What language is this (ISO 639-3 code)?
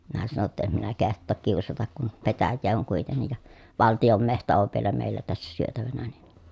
fin